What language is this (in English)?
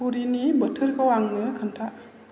Bodo